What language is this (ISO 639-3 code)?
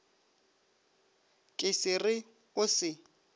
nso